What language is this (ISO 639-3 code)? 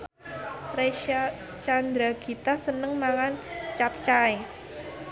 jav